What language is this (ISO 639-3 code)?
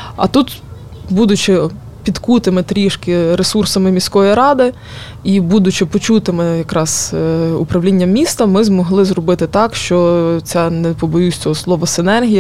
ukr